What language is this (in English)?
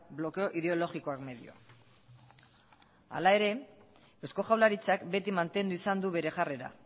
Basque